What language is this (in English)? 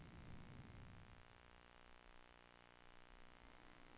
Swedish